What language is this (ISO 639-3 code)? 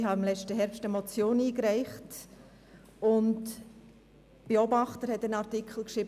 gsw